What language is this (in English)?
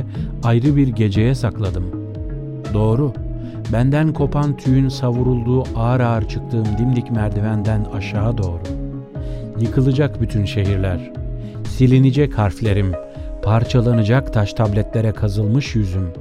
Turkish